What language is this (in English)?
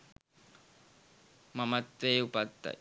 Sinhala